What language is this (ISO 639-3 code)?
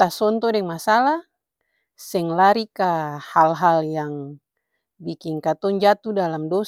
abs